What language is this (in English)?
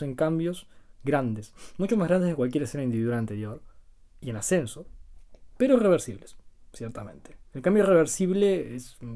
Spanish